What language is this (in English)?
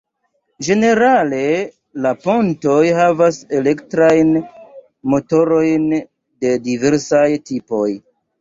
Esperanto